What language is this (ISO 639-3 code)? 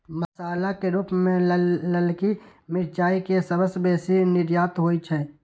mai